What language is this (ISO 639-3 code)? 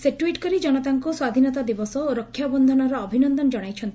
ori